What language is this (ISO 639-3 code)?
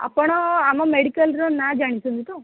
ori